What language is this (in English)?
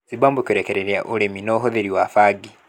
Kikuyu